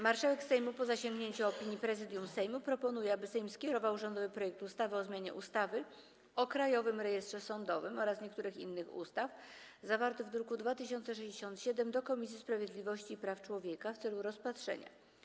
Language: Polish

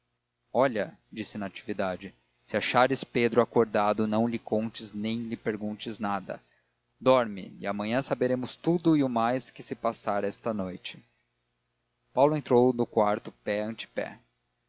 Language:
Portuguese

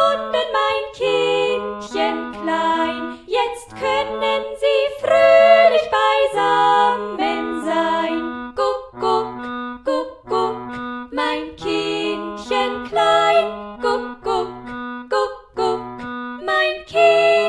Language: German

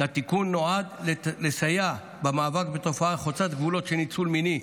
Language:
Hebrew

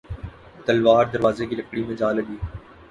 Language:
Urdu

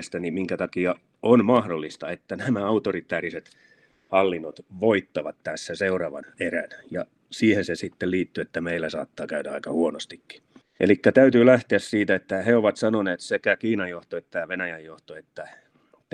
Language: Finnish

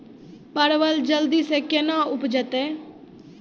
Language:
Maithili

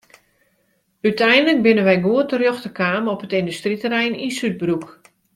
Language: Western Frisian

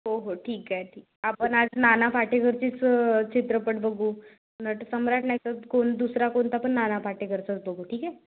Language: Marathi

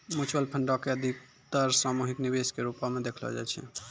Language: Maithili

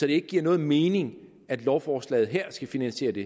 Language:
Danish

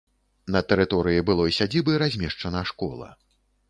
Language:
Belarusian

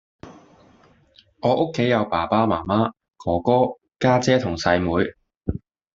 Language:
Cantonese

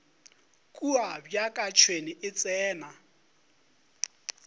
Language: Northern Sotho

